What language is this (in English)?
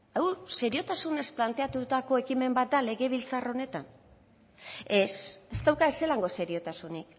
Basque